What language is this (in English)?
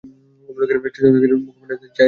Bangla